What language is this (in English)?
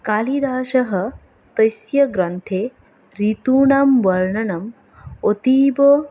Sanskrit